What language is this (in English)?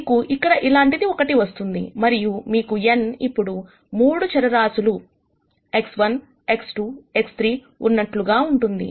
Telugu